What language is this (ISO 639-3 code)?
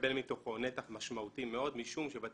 heb